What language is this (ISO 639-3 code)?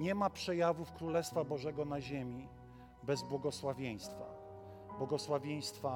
pol